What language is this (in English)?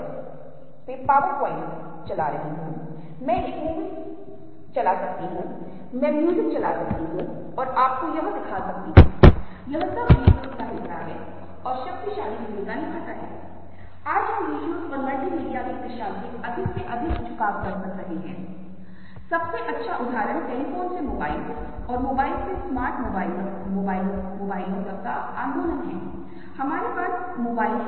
Hindi